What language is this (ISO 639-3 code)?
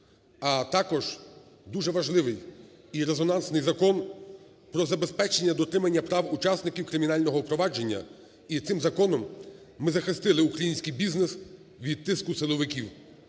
ukr